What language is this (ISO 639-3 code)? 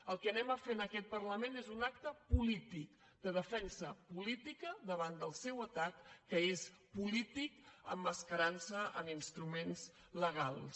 cat